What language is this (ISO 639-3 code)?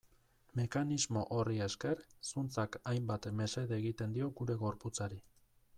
eus